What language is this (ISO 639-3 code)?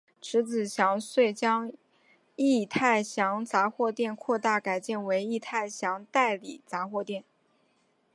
zho